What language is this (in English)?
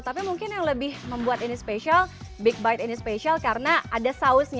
Indonesian